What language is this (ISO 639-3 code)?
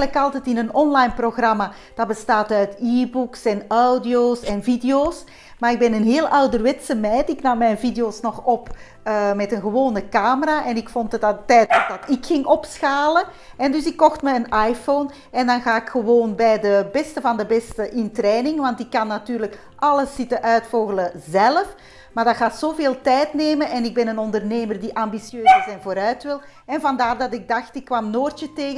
nld